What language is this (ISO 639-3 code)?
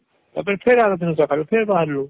ori